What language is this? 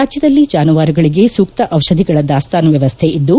Kannada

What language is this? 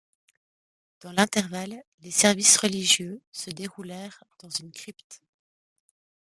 French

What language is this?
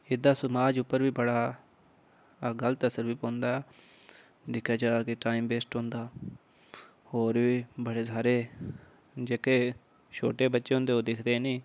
Dogri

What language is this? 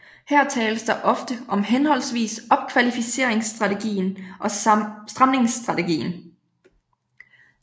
Danish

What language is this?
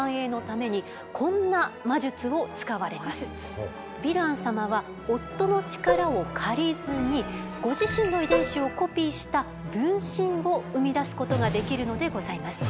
Japanese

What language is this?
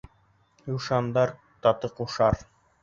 Bashkir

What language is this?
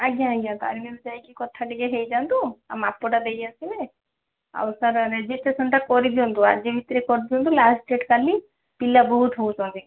Odia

